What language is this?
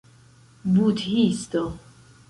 Esperanto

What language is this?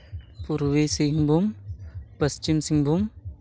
Santali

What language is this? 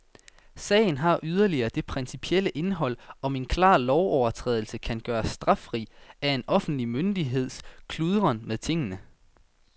Danish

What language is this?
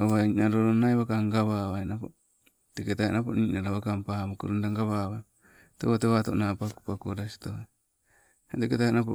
Sibe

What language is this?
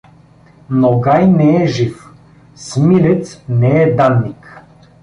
Bulgarian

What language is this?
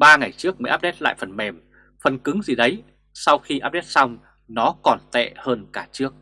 Vietnamese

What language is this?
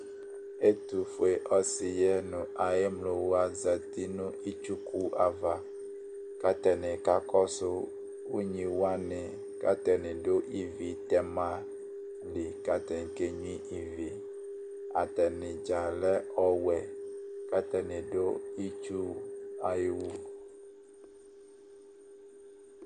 Ikposo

